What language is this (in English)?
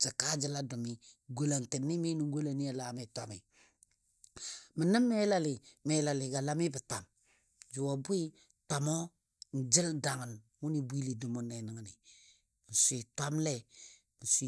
Dadiya